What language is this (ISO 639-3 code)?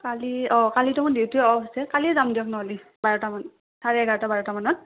asm